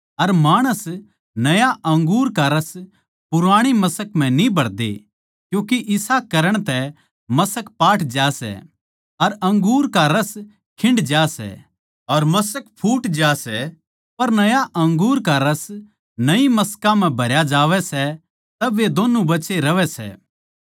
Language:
Haryanvi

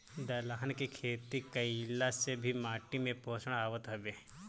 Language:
Bhojpuri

